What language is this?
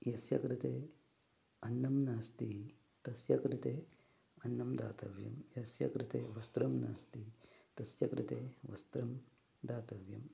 Sanskrit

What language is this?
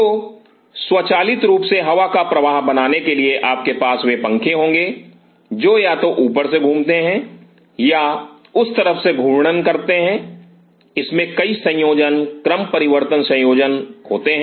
Hindi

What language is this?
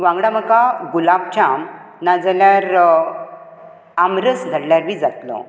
Konkani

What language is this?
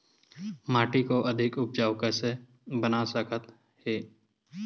Chhattisgarhi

